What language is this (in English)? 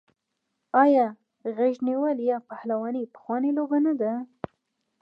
Pashto